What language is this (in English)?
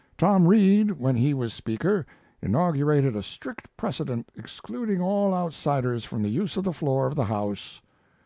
English